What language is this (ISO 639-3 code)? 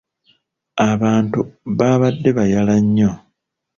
lug